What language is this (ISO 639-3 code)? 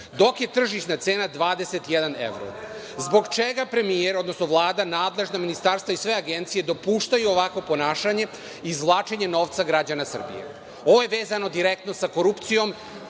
srp